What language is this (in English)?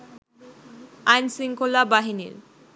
Bangla